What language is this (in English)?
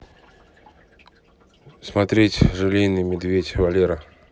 Russian